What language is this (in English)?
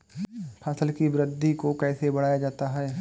Hindi